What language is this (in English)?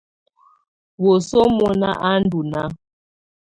Tunen